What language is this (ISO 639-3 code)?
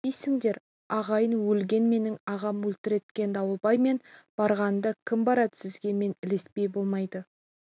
kaz